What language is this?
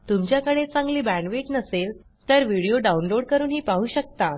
Marathi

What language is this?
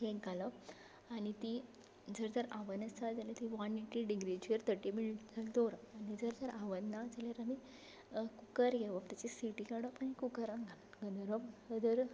Konkani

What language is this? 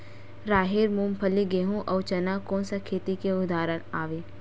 Chhattisgarhi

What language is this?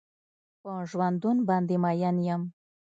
Pashto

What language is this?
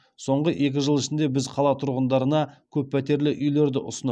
Kazakh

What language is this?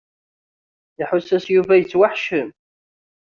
Kabyle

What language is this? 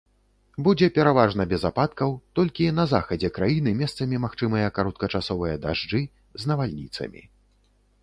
Belarusian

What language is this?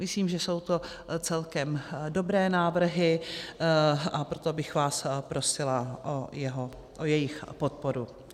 Czech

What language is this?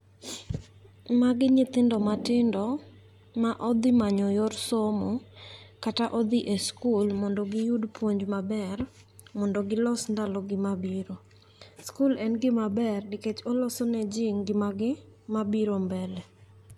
Luo (Kenya and Tanzania)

